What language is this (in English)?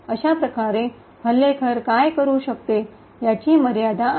Marathi